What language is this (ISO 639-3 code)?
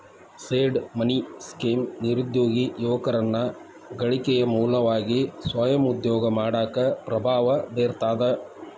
kan